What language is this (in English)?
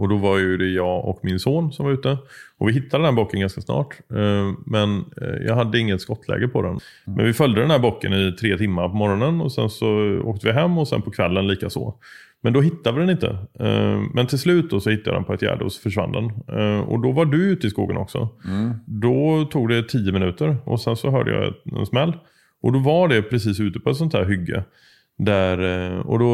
Swedish